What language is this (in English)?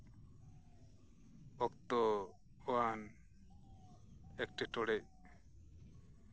Santali